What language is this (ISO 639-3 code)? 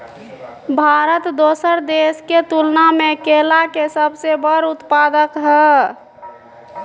mai